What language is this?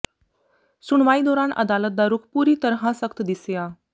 Punjabi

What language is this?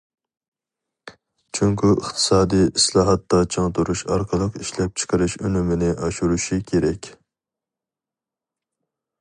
Uyghur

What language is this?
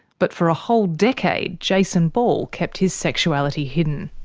English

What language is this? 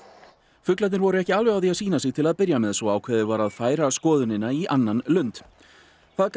Icelandic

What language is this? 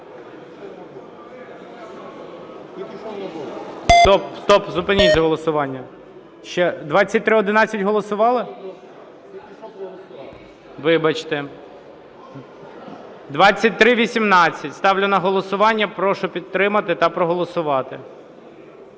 Ukrainian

